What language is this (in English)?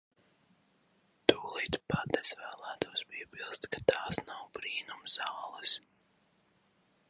Latvian